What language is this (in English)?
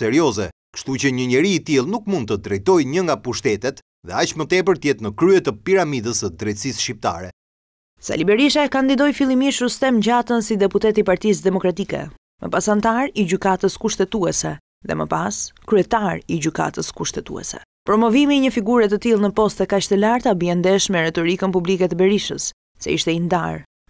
Romanian